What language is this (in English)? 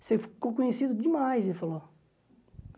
Portuguese